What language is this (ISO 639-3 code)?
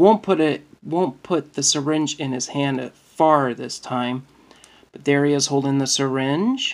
eng